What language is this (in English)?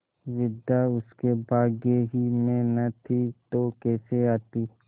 Hindi